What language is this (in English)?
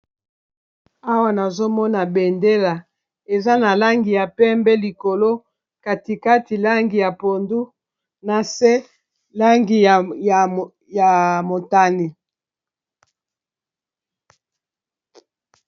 Lingala